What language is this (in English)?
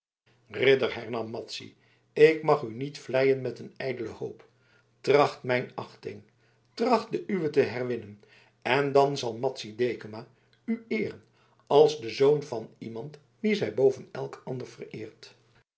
Dutch